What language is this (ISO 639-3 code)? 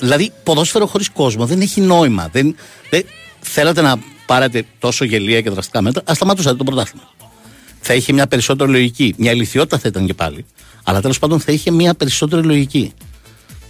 ell